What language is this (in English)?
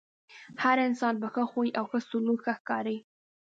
Pashto